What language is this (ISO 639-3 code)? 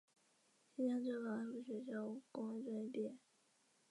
zho